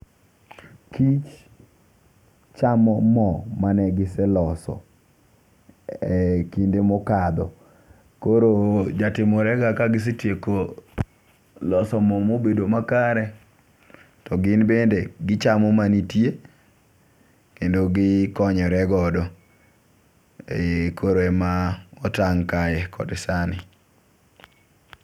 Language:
Luo (Kenya and Tanzania)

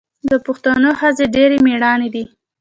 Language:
Pashto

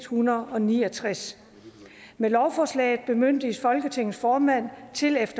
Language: Danish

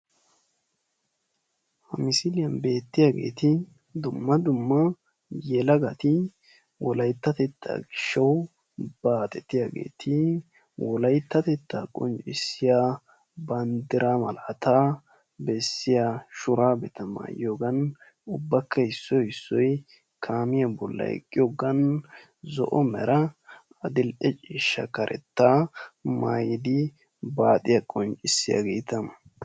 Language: Wolaytta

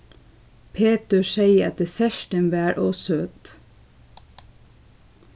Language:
Faroese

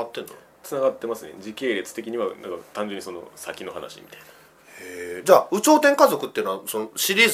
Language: Japanese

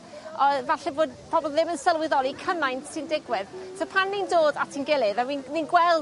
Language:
Welsh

